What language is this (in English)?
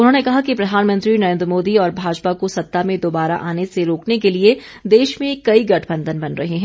Hindi